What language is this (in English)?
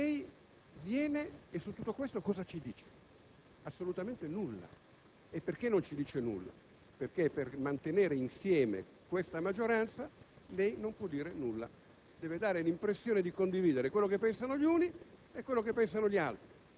Italian